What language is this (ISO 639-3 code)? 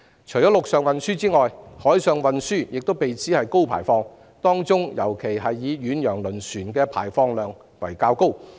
yue